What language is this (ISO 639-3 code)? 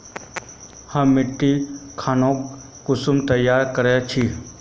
mag